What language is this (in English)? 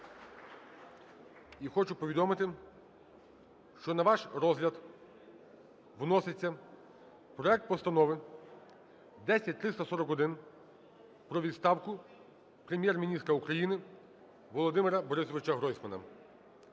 Ukrainian